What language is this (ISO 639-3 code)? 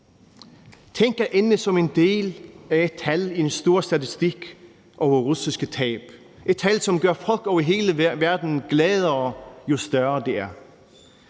dan